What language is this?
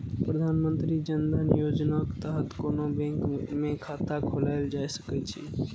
Maithili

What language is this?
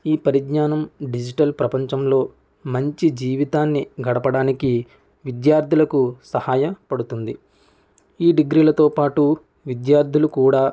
Telugu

